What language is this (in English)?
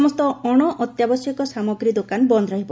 Odia